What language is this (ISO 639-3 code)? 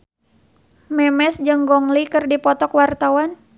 sun